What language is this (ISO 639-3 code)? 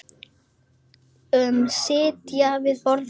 isl